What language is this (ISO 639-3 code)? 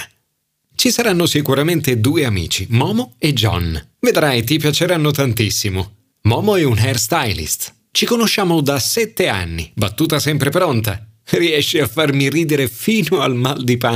ita